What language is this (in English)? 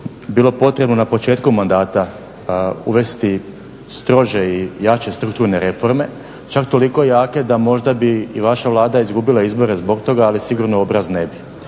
Croatian